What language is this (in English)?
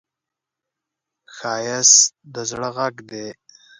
Pashto